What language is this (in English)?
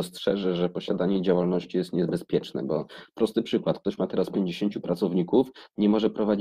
Polish